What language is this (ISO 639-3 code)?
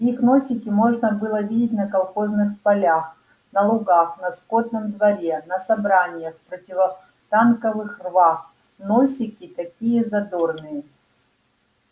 rus